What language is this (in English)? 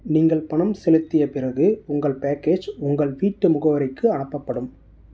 Tamil